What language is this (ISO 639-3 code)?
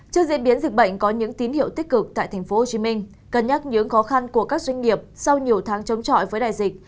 vie